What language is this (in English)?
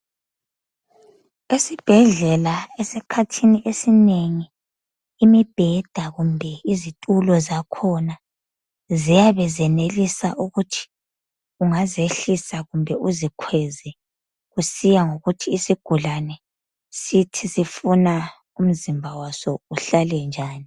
North Ndebele